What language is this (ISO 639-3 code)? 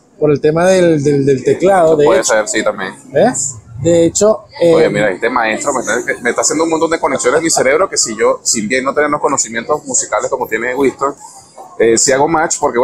spa